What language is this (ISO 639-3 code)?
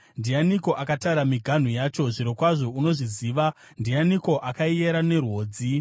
sna